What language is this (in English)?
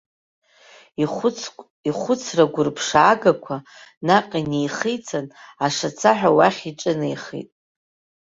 Abkhazian